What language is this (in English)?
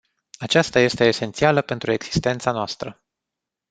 Romanian